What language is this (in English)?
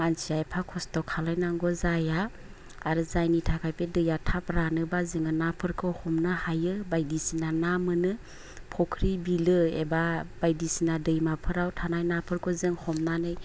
Bodo